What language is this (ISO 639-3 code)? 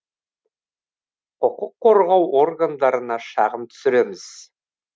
kaz